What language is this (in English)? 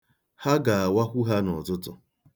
Igbo